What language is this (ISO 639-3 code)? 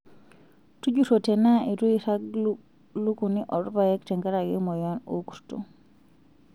mas